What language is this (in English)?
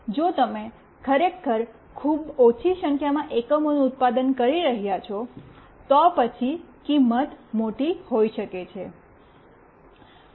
Gujarati